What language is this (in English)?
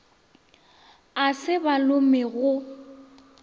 Northern Sotho